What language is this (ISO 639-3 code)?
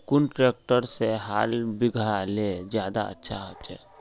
mag